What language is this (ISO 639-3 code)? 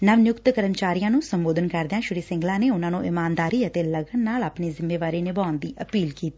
pan